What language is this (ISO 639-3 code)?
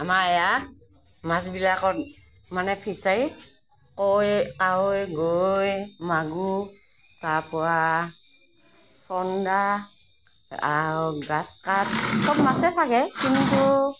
asm